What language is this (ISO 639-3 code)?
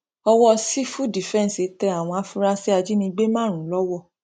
yor